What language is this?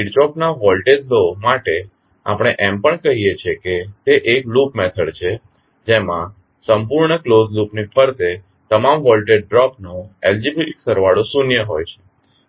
Gujarati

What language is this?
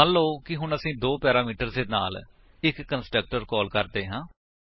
Punjabi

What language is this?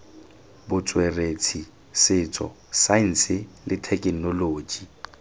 Tswana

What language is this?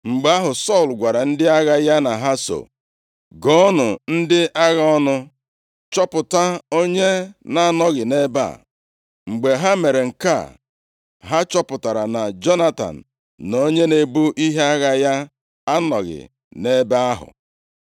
Igbo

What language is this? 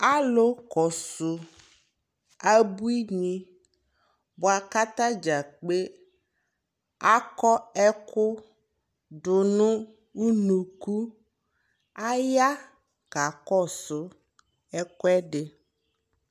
Ikposo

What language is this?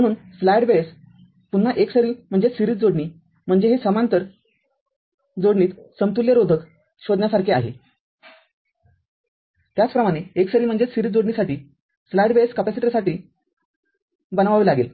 Marathi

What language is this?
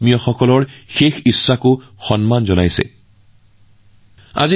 Assamese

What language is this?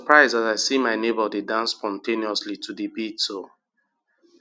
Nigerian Pidgin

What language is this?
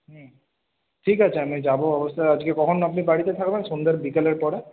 Bangla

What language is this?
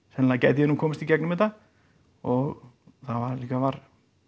Icelandic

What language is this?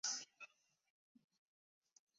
Chinese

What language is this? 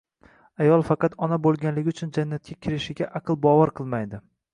Uzbek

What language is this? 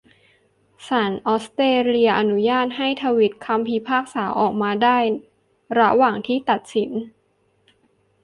Thai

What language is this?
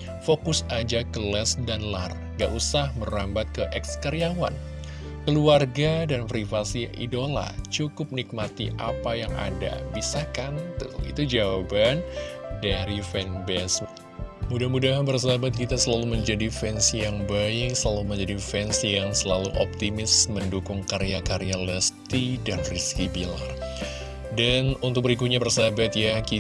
Indonesian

